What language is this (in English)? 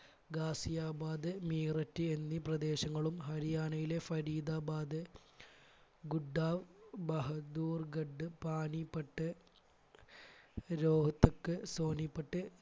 Malayalam